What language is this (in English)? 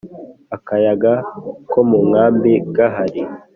Kinyarwanda